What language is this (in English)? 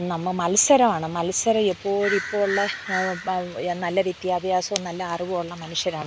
Malayalam